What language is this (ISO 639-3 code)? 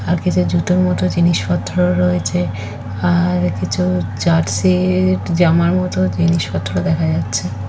ben